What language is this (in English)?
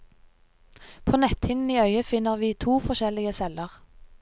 Norwegian